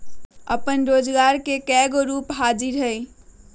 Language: Magahi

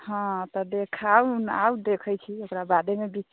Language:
Maithili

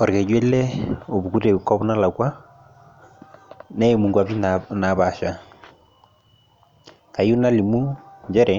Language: Masai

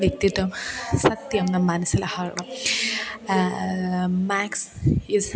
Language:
Malayalam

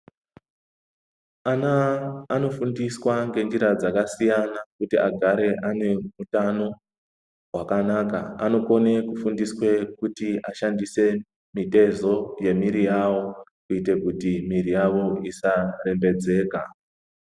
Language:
Ndau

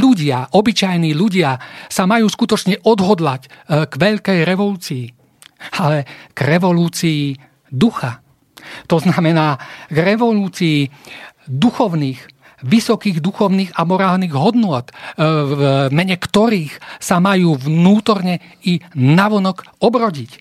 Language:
Slovak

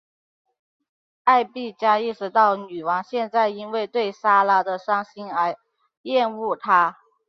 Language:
Chinese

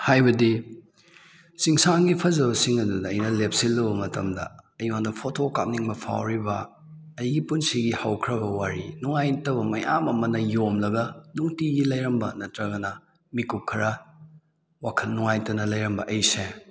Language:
Manipuri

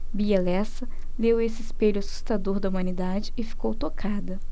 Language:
Portuguese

